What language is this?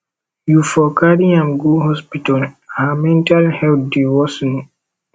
Nigerian Pidgin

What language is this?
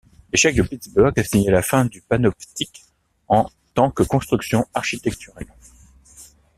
French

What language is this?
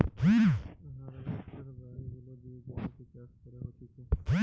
Bangla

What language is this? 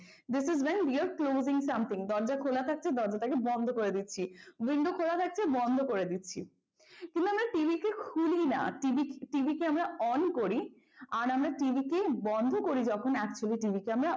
Bangla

